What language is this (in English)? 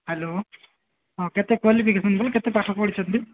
Odia